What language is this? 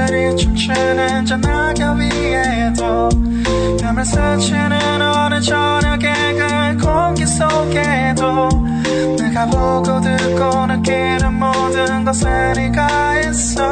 Korean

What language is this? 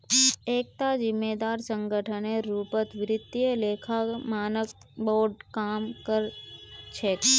Magahi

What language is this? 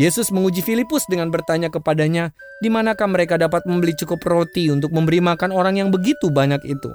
Indonesian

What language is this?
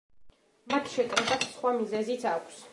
Georgian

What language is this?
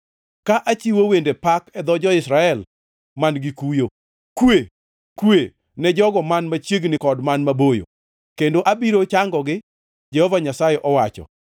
Luo (Kenya and Tanzania)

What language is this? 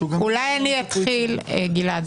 Hebrew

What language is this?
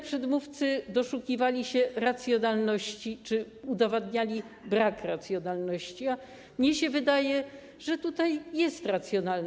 Polish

